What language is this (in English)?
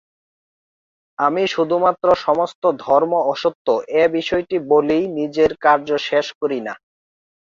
Bangla